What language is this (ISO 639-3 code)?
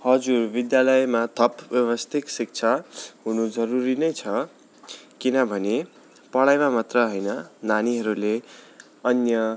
nep